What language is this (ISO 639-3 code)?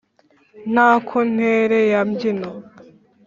kin